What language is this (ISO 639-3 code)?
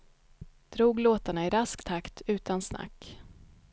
swe